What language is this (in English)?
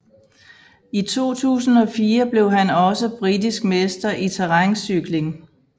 Danish